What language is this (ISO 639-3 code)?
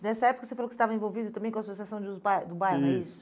por